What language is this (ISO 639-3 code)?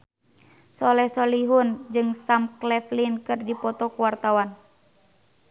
sun